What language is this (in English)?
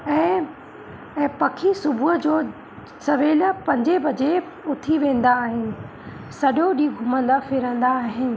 Sindhi